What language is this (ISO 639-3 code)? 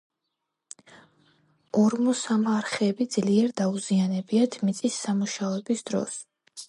kat